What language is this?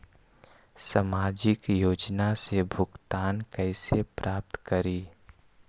Magahi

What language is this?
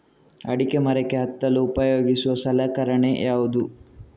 Kannada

